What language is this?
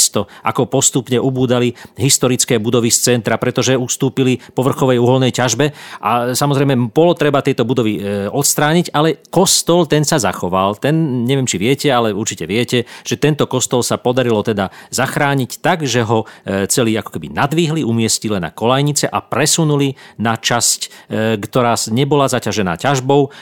Slovak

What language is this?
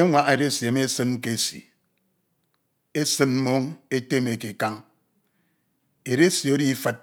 Ito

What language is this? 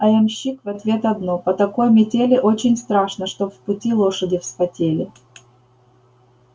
Russian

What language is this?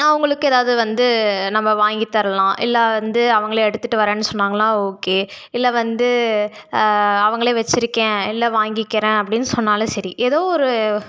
Tamil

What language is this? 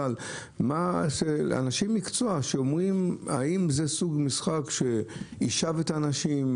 Hebrew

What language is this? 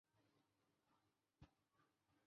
Chinese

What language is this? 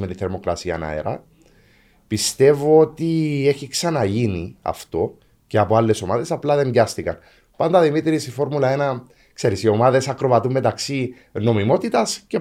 Greek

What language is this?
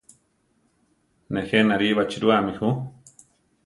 Central Tarahumara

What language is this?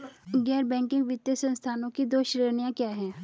Hindi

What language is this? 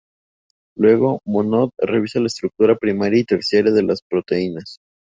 Spanish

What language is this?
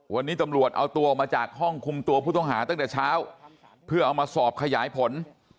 Thai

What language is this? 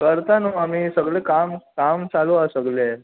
Konkani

